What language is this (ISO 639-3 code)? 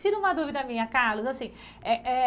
por